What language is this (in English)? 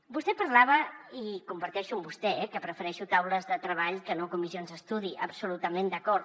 Catalan